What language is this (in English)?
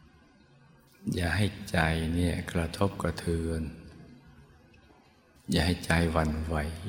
Thai